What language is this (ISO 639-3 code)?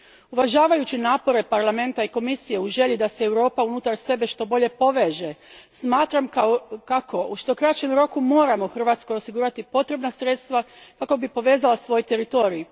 hrv